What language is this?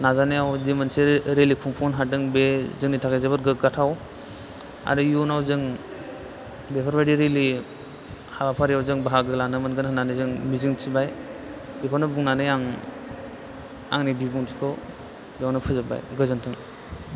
Bodo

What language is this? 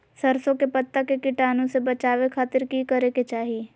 Magahi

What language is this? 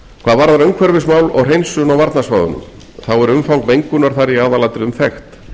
Icelandic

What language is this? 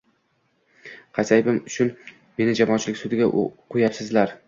Uzbek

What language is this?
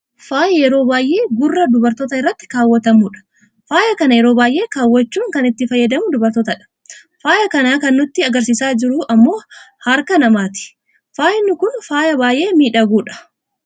Oromo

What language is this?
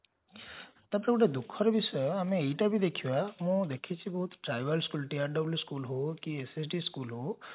Odia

